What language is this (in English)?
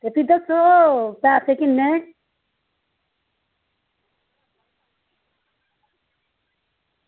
Dogri